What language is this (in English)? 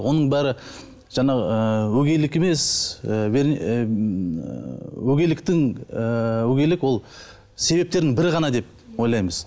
Kazakh